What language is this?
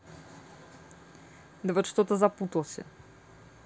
Russian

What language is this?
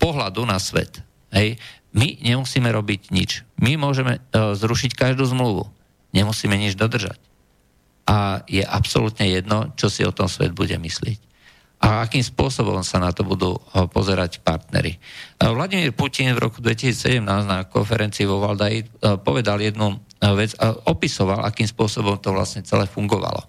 Slovak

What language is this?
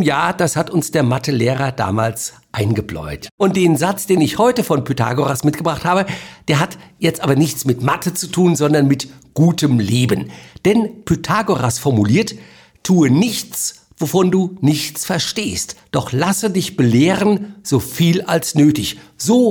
German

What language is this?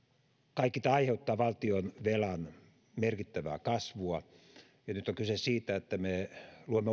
Finnish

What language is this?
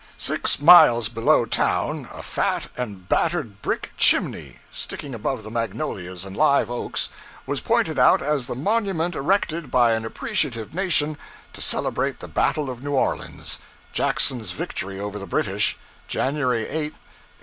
English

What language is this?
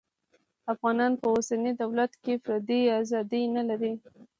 Pashto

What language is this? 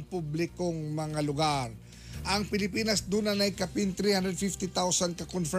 Filipino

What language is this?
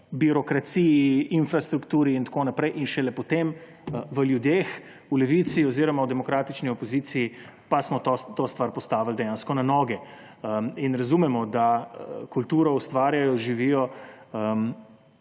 Slovenian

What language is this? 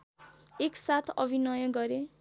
Nepali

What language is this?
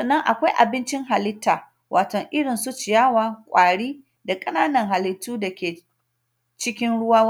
Hausa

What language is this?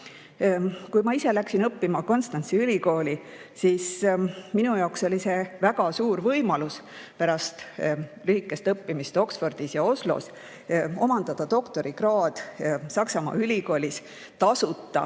Estonian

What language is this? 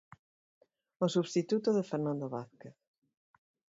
Galician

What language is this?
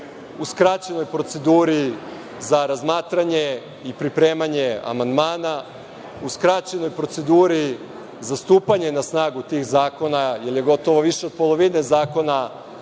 Serbian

